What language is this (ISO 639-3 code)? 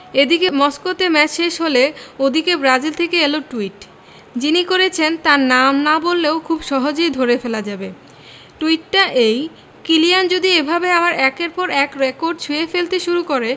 ben